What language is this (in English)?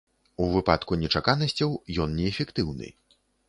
Belarusian